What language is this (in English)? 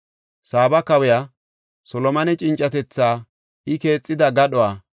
Gofa